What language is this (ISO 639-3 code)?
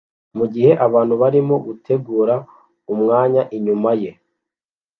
kin